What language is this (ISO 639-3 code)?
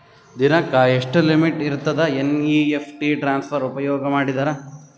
kan